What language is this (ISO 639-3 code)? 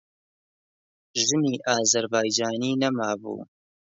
ckb